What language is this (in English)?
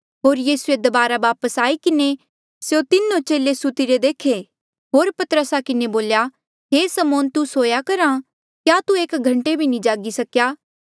Mandeali